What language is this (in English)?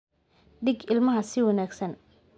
Somali